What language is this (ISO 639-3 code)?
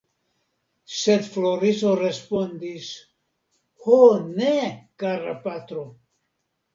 epo